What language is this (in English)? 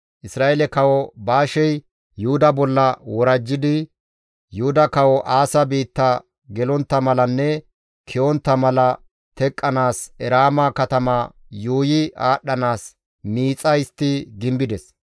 Gamo